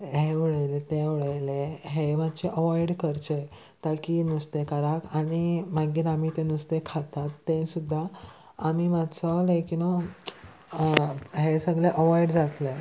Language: Konkani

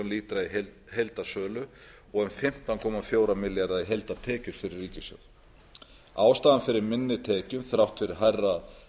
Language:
Icelandic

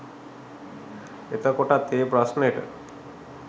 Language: Sinhala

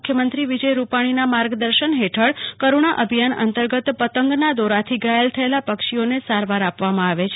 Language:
Gujarati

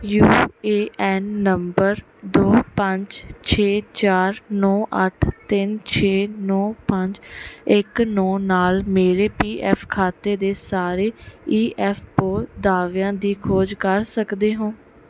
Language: Punjabi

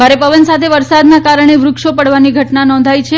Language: Gujarati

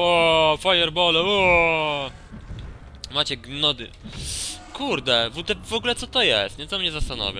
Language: Polish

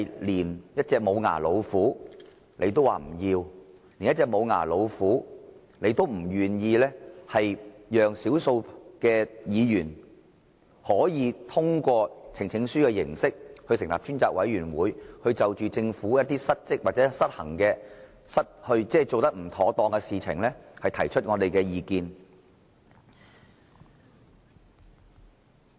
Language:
Cantonese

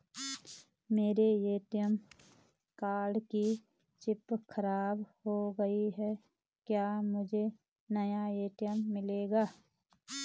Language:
Hindi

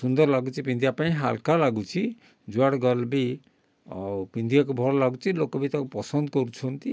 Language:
Odia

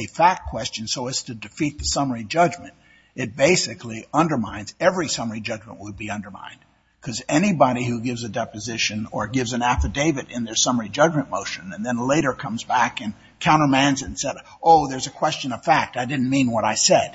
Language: English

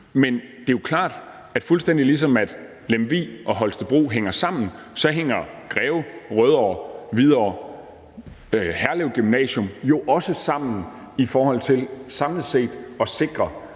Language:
Danish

